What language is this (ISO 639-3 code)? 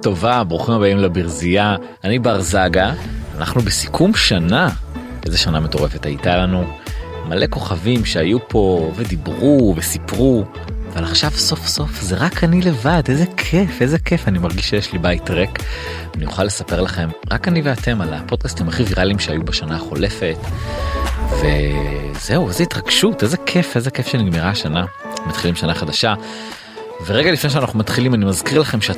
heb